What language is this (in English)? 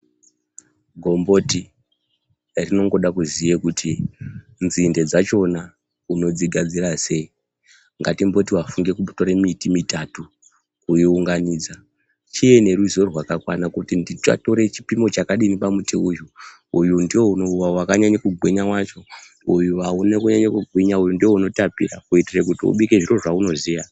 Ndau